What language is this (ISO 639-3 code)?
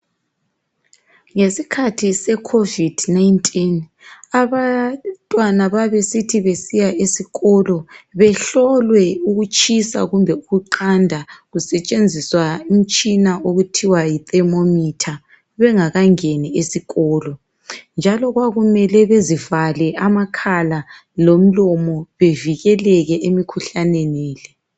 nde